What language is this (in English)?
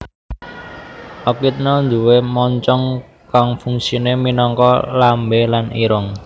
Javanese